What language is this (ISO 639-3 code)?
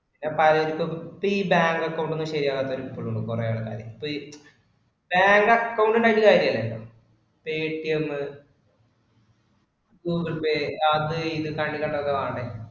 mal